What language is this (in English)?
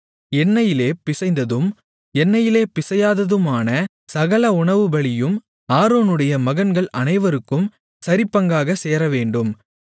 Tamil